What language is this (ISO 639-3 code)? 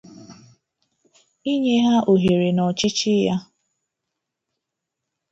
ibo